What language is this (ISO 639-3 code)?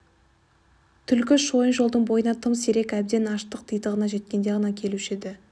kaz